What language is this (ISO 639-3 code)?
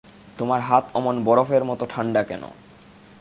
ben